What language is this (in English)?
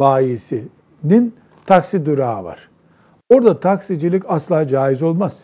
Turkish